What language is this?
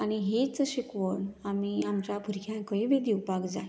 Konkani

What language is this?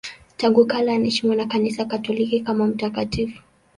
Swahili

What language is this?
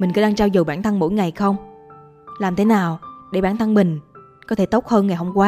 Vietnamese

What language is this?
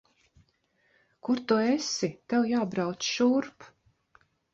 Latvian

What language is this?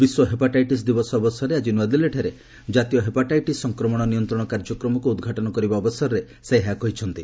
Odia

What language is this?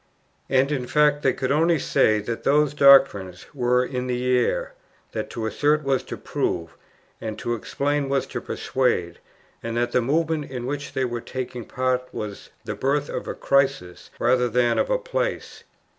English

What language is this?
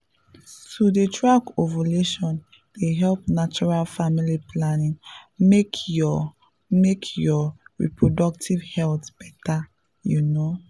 Nigerian Pidgin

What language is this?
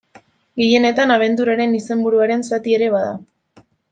Basque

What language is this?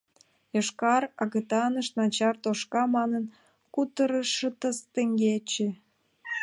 Mari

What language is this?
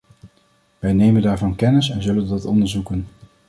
Dutch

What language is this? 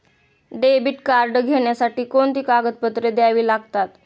Marathi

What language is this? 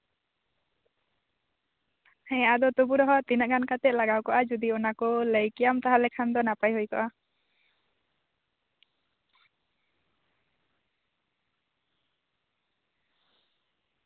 Santali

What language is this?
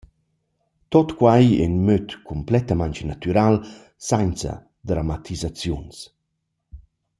Romansh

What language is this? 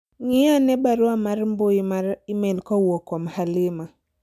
Luo (Kenya and Tanzania)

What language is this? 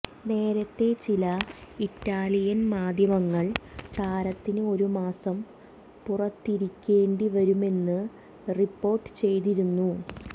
Malayalam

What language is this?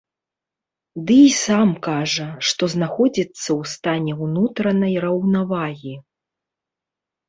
Belarusian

